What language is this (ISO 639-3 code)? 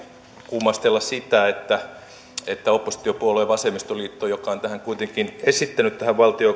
fin